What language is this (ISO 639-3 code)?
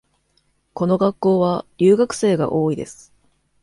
jpn